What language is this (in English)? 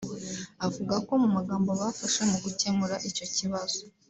Kinyarwanda